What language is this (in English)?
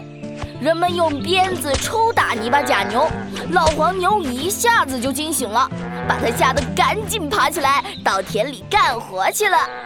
Chinese